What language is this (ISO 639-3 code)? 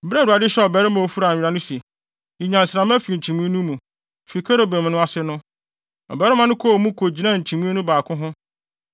aka